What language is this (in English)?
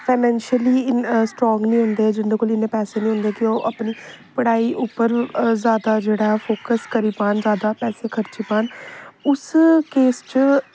Dogri